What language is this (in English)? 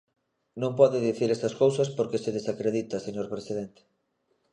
Galician